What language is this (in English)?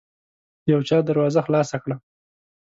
Pashto